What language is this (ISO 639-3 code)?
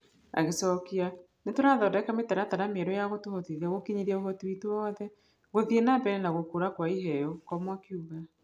kik